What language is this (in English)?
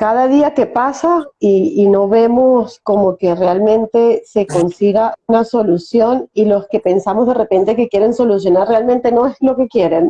Spanish